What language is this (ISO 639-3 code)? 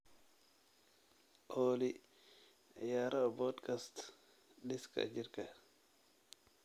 som